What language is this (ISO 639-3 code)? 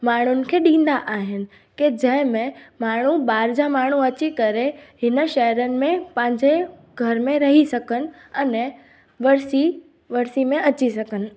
snd